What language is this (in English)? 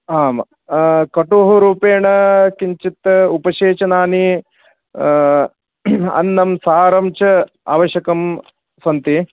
Sanskrit